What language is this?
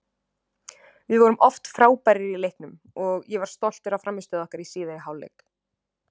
Icelandic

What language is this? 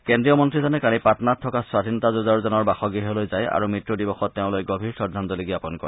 Assamese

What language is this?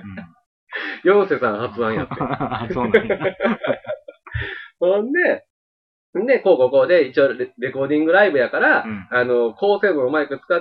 Japanese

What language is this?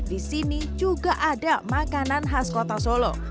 Indonesian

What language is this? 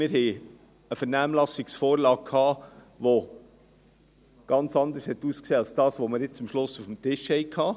Swiss German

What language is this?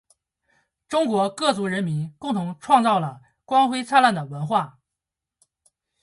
Chinese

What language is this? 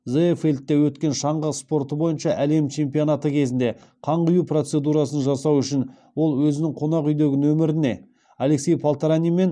Kazakh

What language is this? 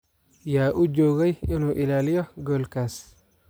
Somali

